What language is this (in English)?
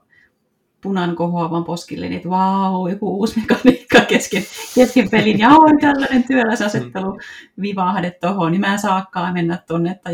Finnish